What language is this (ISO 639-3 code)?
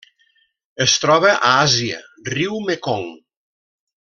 cat